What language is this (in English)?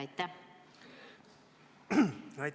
Estonian